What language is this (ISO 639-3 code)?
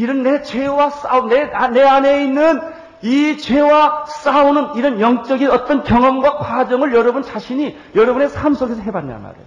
kor